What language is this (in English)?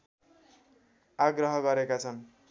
Nepali